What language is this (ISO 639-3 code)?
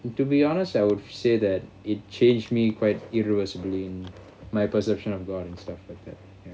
eng